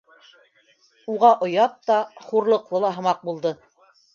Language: Bashkir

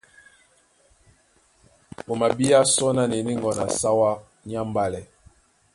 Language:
Duala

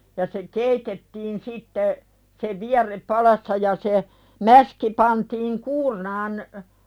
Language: Finnish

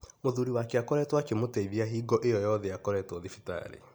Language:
Kikuyu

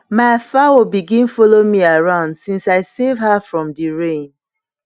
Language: Nigerian Pidgin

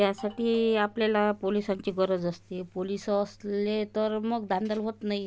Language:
Marathi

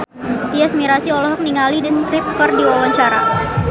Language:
Sundanese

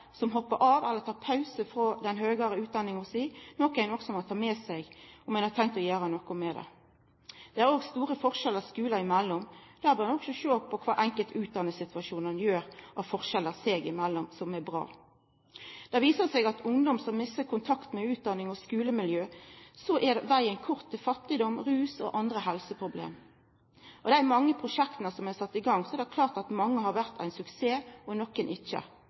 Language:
Norwegian Nynorsk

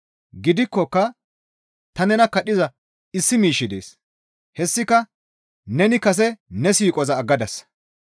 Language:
Gamo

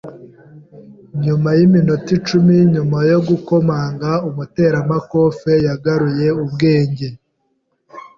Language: Kinyarwanda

